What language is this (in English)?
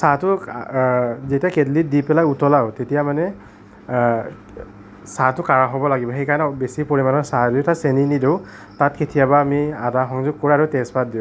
Assamese